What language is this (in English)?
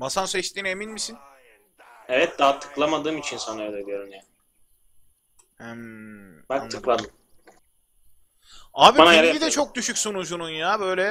Turkish